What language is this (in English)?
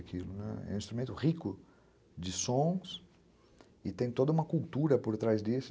Portuguese